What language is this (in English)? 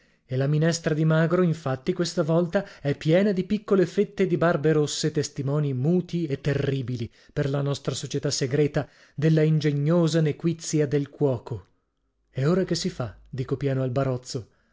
Italian